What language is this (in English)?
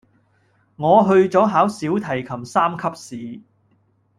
Cantonese